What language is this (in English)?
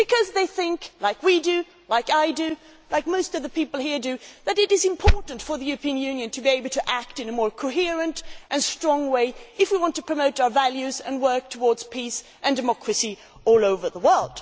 English